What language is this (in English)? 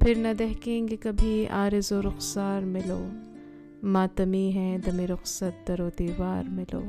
Urdu